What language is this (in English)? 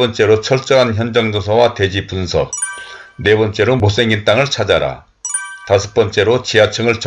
Korean